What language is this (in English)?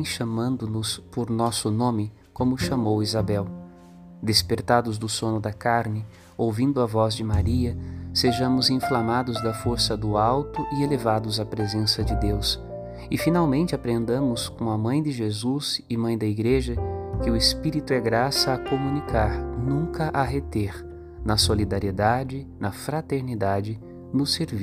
Portuguese